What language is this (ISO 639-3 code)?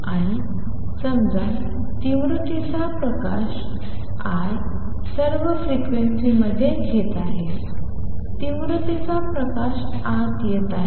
mar